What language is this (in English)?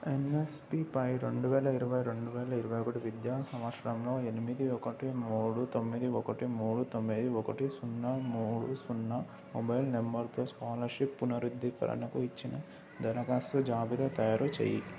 Telugu